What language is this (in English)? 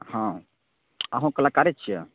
Maithili